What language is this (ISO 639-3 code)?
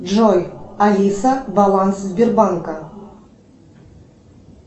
rus